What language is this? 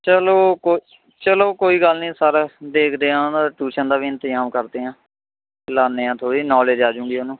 Punjabi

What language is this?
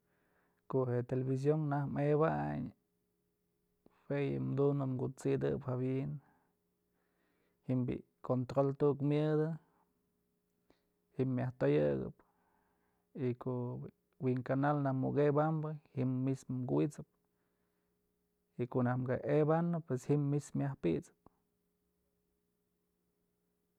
Mazatlán Mixe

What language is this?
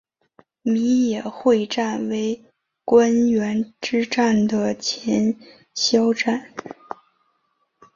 Chinese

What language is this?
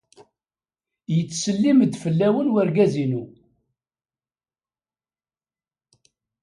Kabyle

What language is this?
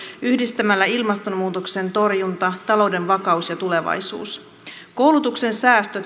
Finnish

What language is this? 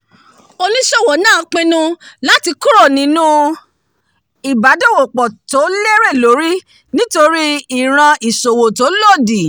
Yoruba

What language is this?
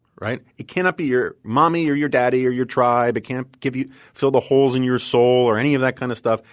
English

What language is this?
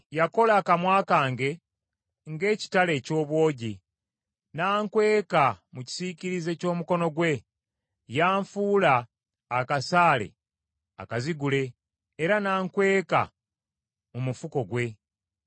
Ganda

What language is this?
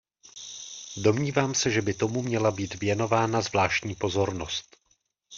Czech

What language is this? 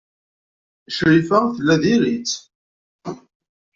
Kabyle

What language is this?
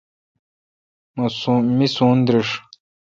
Kalkoti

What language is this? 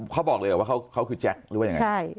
Thai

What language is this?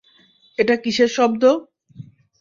Bangla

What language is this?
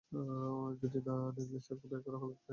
Bangla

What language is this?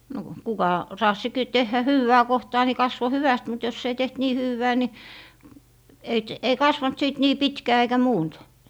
Finnish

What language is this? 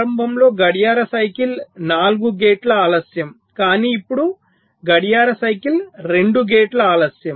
Telugu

